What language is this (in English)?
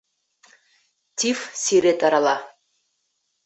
Bashkir